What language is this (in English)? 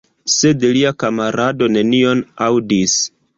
Esperanto